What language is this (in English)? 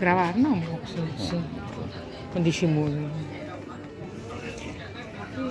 Spanish